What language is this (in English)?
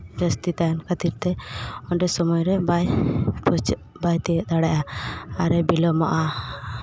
Santali